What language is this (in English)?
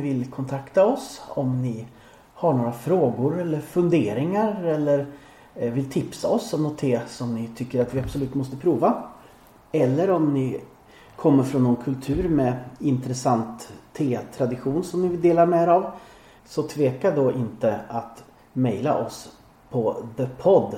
Swedish